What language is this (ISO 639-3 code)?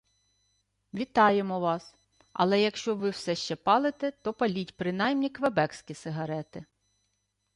ukr